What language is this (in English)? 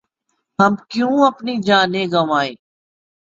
Urdu